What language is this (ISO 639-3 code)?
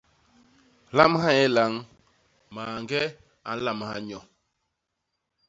bas